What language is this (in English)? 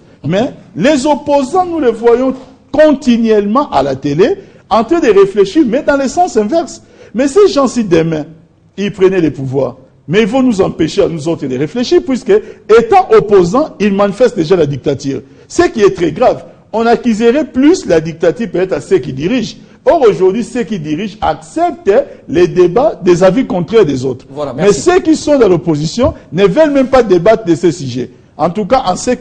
French